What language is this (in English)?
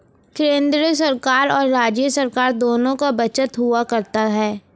Hindi